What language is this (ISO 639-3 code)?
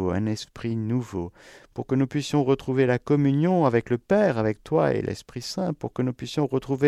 fra